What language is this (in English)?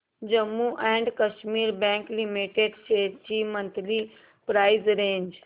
Marathi